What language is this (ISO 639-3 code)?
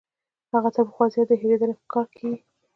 pus